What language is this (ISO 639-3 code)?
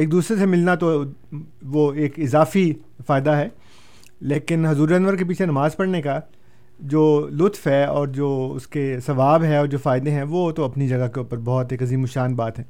urd